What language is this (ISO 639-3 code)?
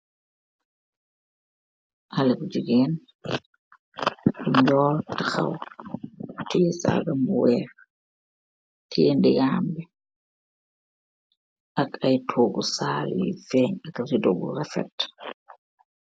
wol